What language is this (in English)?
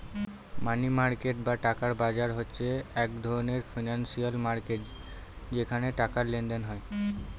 Bangla